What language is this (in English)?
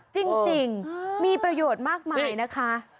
Thai